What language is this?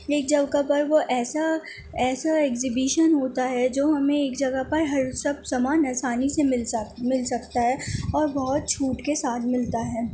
Urdu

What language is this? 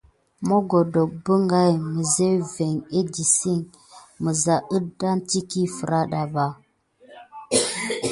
Gidar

